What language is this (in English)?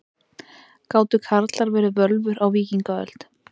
Icelandic